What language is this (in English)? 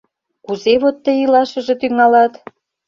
Mari